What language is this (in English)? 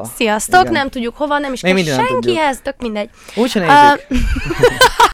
Hungarian